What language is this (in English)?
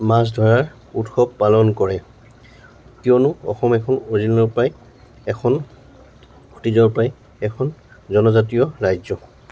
Assamese